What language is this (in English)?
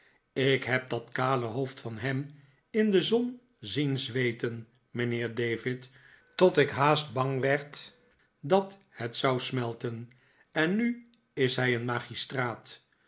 Dutch